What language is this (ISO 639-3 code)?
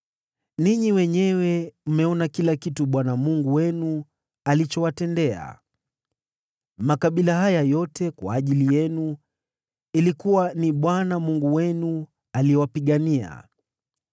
swa